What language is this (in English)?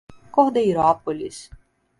Portuguese